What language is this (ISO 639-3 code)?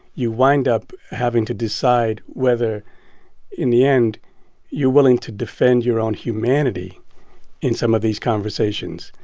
eng